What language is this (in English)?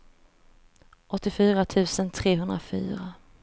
Swedish